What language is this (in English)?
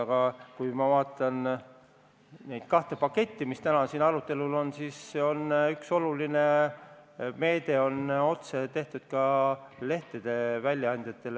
Estonian